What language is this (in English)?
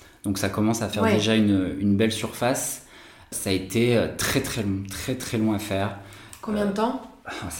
French